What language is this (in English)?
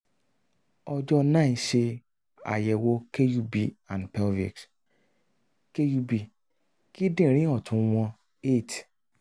Yoruba